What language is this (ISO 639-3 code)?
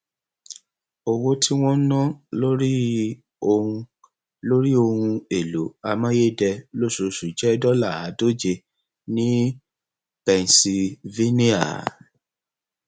yor